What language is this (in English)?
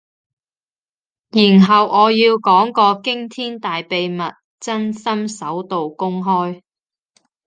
Cantonese